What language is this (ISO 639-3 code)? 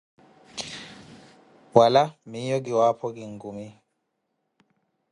eko